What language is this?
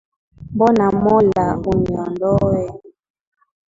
Swahili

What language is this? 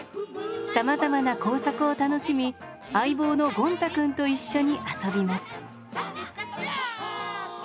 Japanese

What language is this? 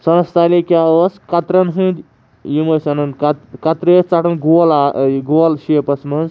Kashmiri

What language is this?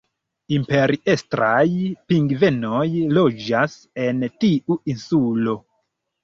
Esperanto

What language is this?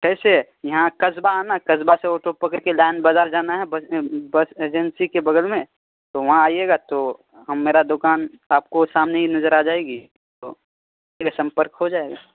Urdu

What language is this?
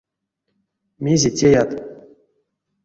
Erzya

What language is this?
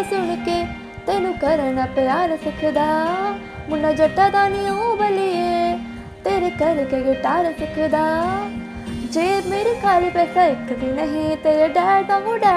Hindi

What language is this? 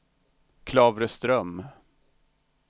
Swedish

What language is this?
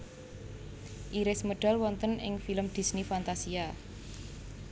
Javanese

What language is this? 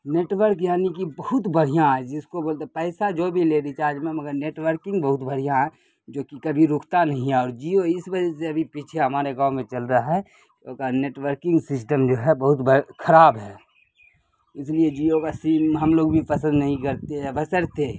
Urdu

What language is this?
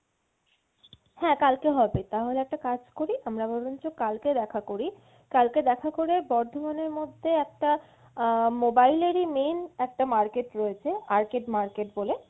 Bangla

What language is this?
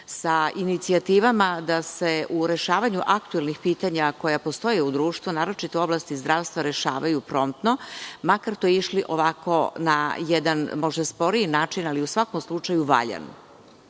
Serbian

